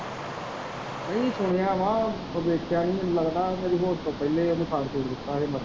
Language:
Punjabi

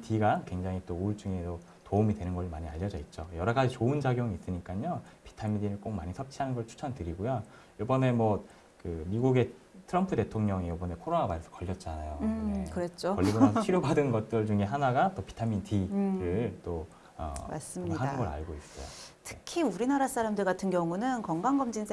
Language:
Korean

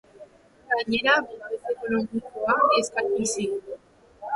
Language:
Basque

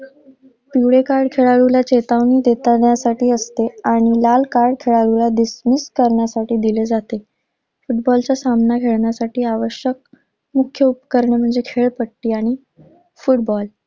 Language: Marathi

